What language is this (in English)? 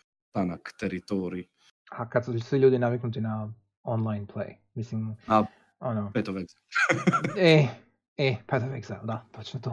Croatian